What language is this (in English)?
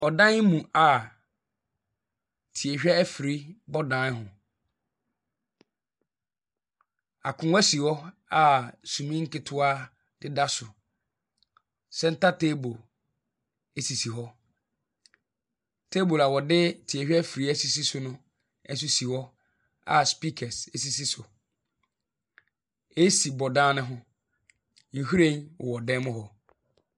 Akan